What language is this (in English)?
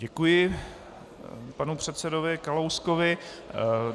Czech